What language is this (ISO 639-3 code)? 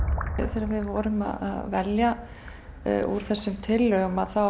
isl